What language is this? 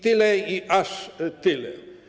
Polish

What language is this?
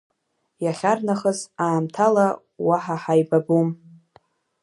Abkhazian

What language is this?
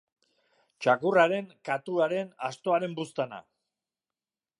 Basque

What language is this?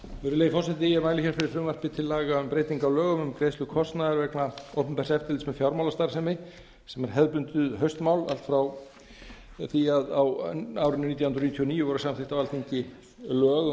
Icelandic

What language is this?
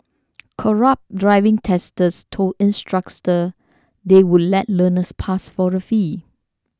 English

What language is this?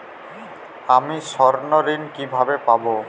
Bangla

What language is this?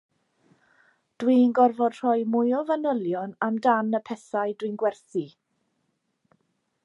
Welsh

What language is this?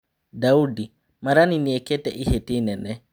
Kikuyu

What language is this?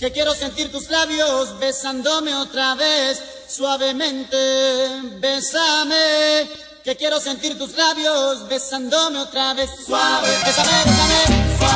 Dutch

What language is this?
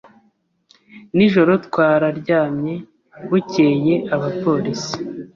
Kinyarwanda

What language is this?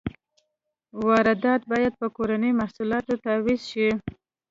Pashto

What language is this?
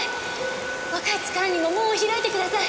Japanese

